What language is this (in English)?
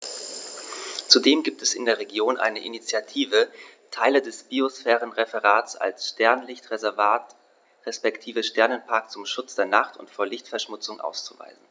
German